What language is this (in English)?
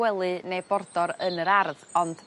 Welsh